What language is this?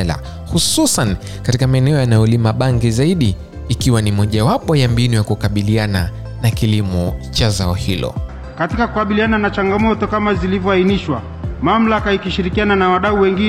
Swahili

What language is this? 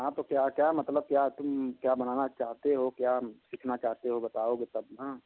Hindi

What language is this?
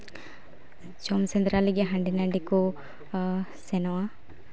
Santali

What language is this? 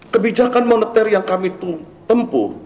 Indonesian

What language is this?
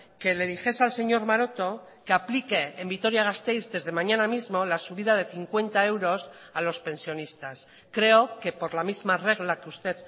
Spanish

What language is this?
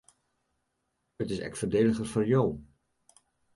Western Frisian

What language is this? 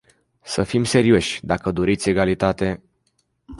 Romanian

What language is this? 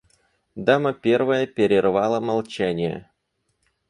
Russian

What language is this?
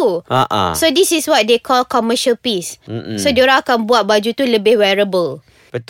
Malay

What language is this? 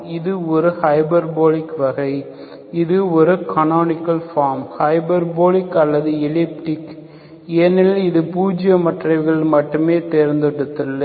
Tamil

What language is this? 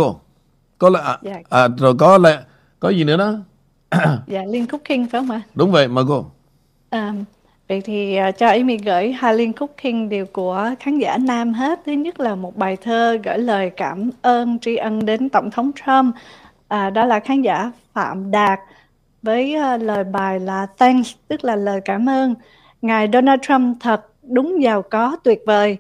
Vietnamese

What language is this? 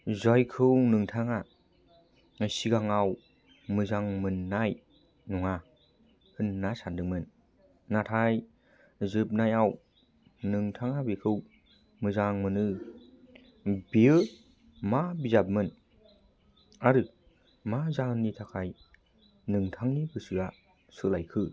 Bodo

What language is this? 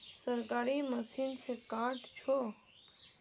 Magahi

